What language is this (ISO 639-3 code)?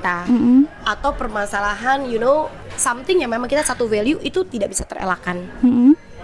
ind